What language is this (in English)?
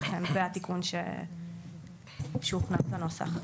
Hebrew